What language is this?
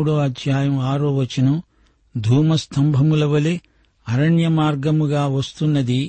Telugu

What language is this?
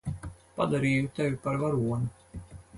Latvian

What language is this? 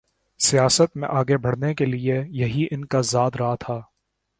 Urdu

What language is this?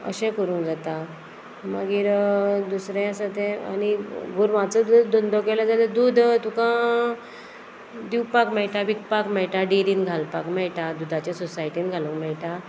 Konkani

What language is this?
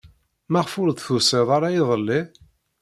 Kabyle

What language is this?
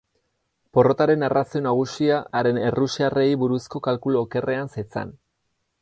Basque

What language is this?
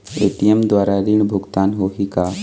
Chhattisgarhi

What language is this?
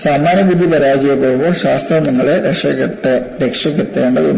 Malayalam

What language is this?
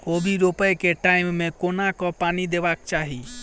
Maithili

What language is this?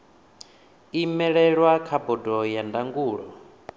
Venda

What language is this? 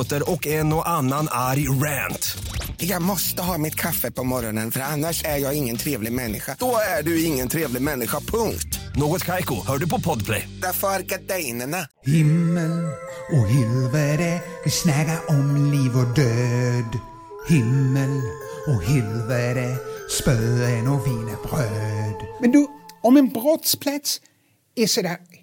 Swedish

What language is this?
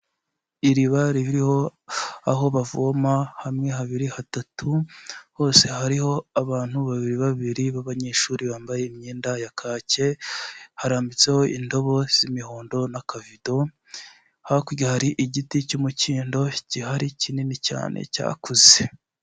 Kinyarwanda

